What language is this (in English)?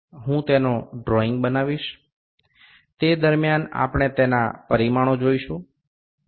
Bangla